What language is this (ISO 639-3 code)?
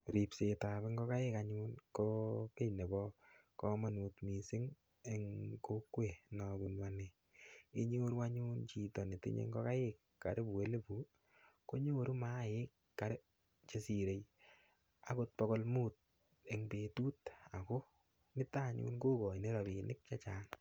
kln